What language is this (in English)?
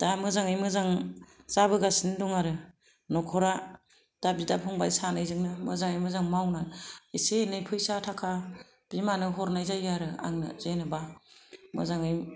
Bodo